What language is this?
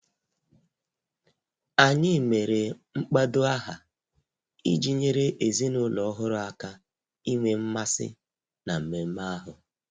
Igbo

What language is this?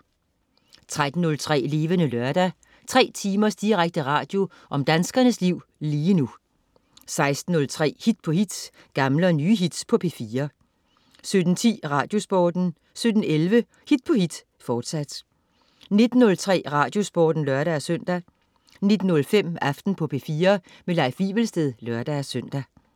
Danish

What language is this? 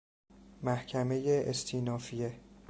Persian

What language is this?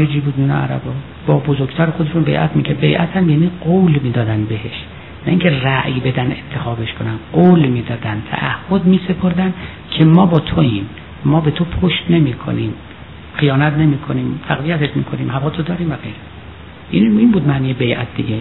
Persian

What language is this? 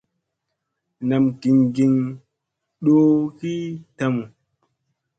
Musey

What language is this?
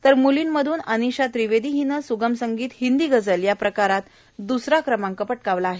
Marathi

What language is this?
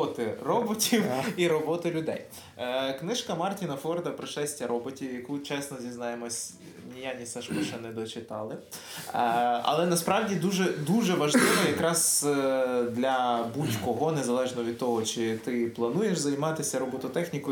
Ukrainian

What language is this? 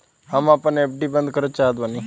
Bhojpuri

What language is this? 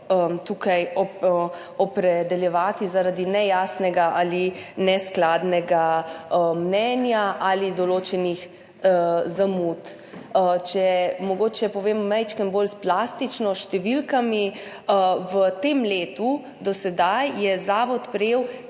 Slovenian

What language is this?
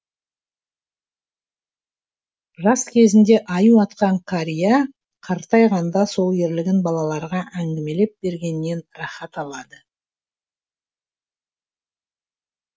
Kazakh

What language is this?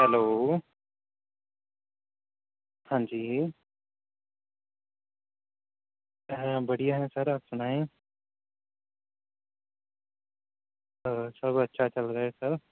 Urdu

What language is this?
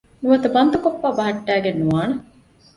Divehi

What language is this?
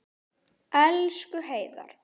Icelandic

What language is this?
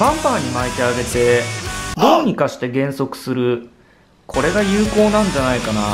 Japanese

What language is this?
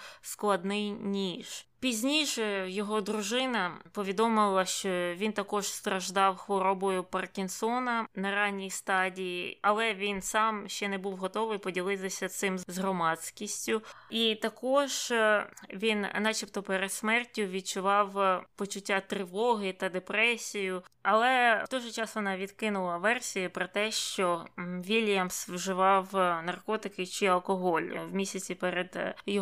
Ukrainian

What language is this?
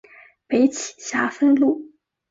Chinese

